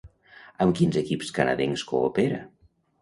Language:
Catalan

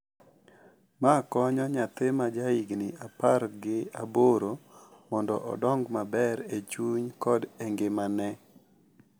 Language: Luo (Kenya and Tanzania)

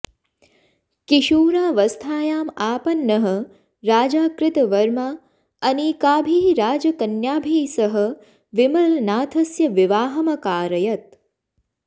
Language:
Sanskrit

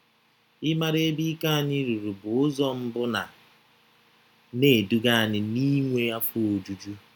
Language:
Igbo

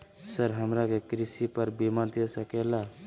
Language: Magahi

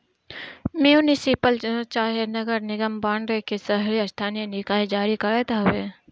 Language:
Bhojpuri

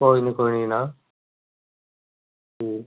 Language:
Dogri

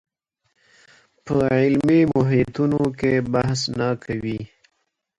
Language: Pashto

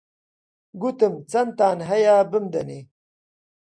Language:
Central Kurdish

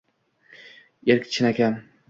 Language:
Uzbek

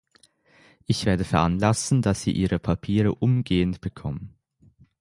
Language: German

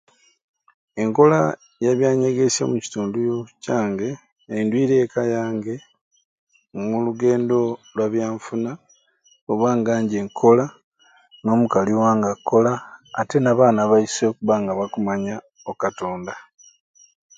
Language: Ruuli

